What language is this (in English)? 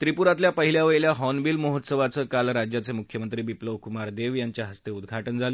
Marathi